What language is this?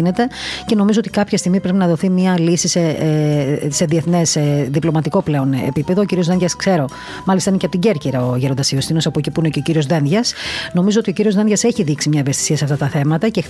Greek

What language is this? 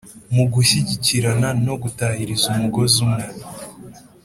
Kinyarwanda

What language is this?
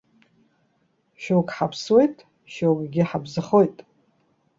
Abkhazian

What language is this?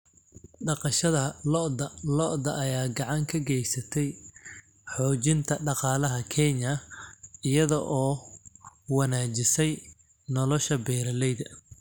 Somali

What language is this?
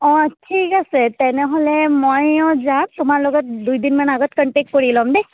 Assamese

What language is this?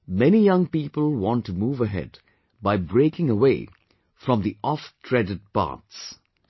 English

